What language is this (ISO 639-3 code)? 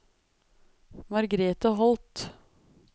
nor